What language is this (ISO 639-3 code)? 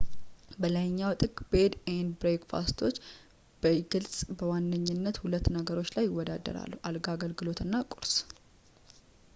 amh